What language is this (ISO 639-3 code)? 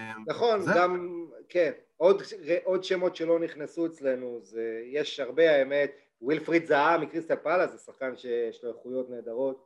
heb